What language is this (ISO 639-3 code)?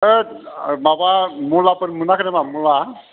brx